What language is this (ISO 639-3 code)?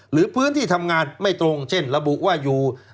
tha